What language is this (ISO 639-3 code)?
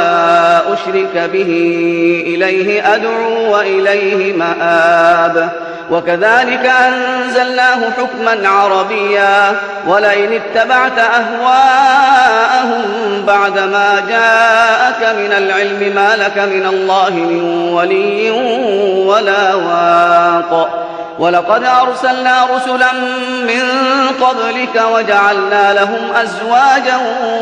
ara